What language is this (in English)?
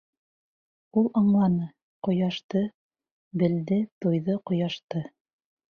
Bashkir